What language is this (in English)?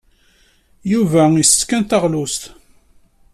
Kabyle